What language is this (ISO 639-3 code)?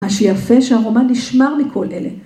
heb